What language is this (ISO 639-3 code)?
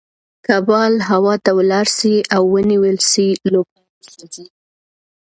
pus